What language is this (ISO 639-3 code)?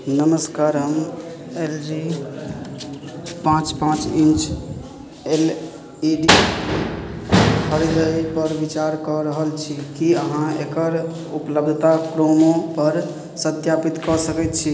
mai